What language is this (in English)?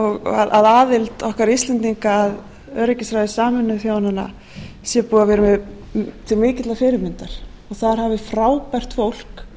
Icelandic